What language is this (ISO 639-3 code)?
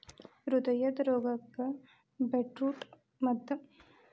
kan